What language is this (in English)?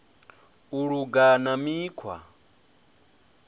Venda